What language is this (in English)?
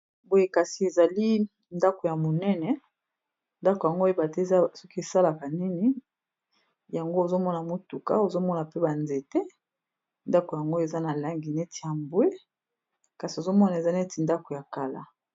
Lingala